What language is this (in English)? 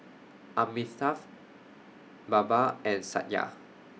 English